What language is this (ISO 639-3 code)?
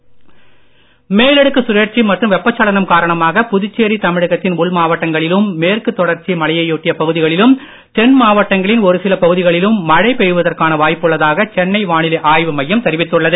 tam